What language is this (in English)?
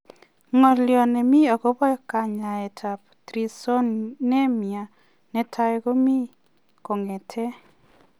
Kalenjin